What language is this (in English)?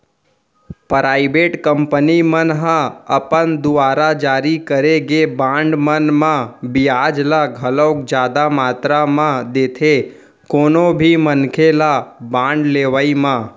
Chhattisgarhi